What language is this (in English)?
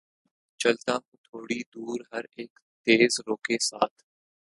Urdu